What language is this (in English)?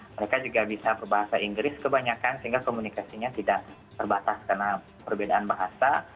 Indonesian